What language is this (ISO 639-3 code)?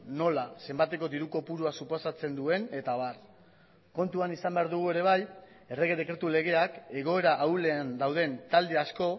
eus